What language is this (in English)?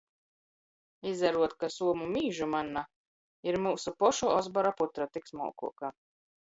Latgalian